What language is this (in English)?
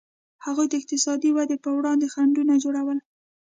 Pashto